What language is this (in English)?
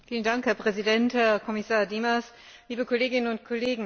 German